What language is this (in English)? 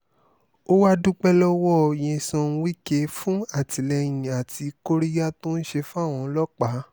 Yoruba